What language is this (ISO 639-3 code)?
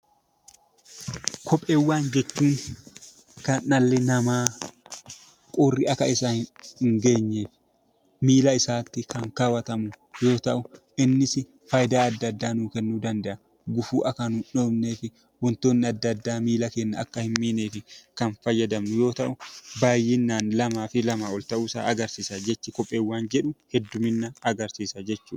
orm